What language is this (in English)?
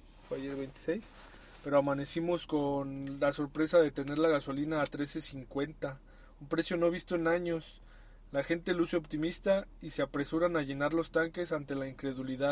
Spanish